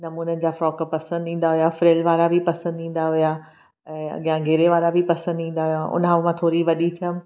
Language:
Sindhi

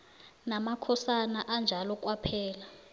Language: South Ndebele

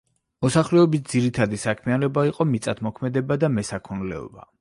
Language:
Georgian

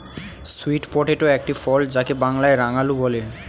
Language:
Bangla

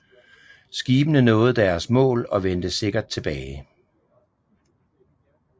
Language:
Danish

